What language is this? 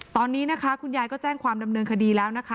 Thai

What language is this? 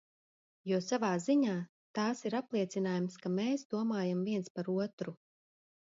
Latvian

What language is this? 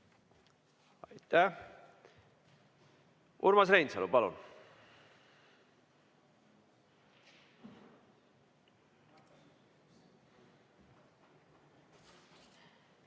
Estonian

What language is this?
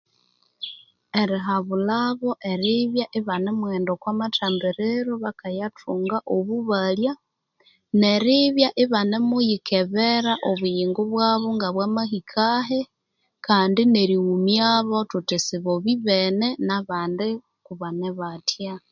Konzo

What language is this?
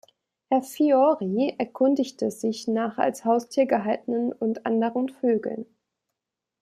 German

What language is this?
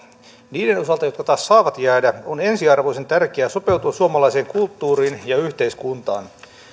Finnish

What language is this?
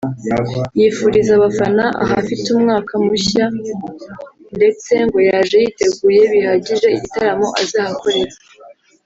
Kinyarwanda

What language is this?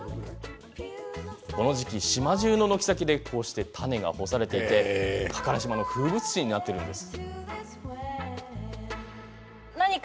Japanese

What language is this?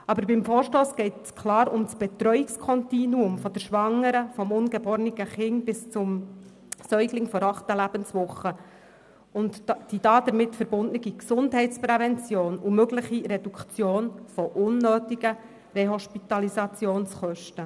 Swiss German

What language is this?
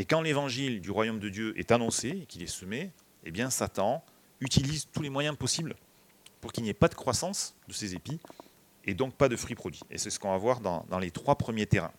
French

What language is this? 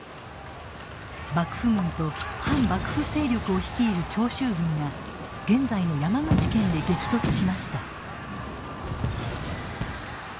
Japanese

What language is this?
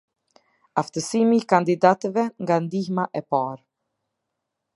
Albanian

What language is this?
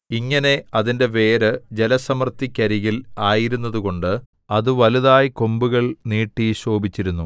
Malayalam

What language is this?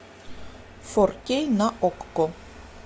Russian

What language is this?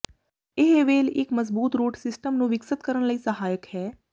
Punjabi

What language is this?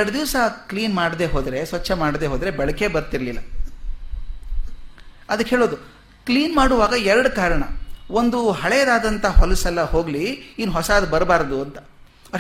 Kannada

